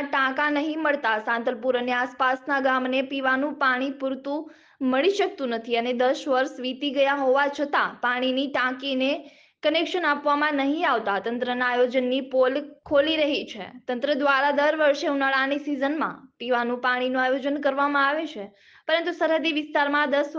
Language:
Hindi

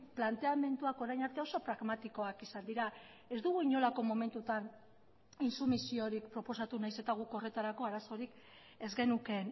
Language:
Basque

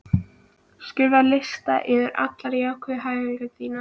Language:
Icelandic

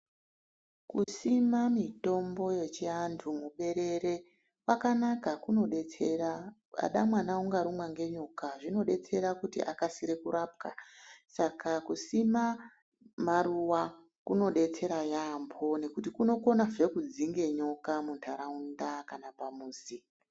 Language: Ndau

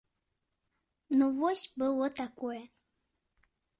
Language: Belarusian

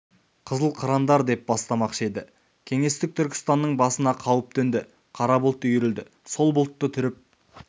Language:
Kazakh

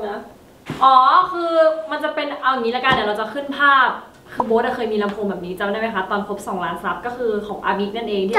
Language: Thai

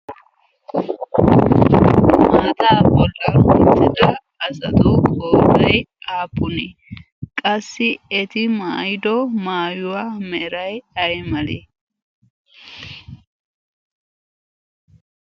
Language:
Wolaytta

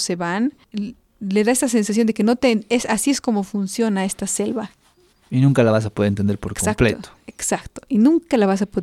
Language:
Spanish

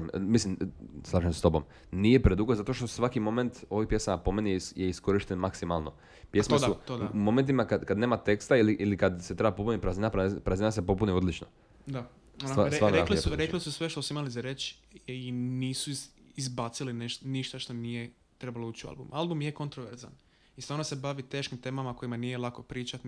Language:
Croatian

